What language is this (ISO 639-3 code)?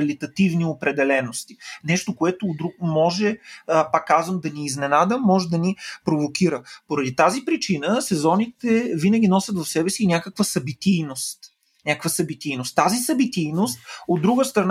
bul